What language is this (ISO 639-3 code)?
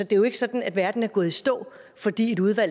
dan